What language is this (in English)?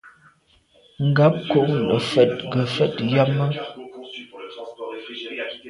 Medumba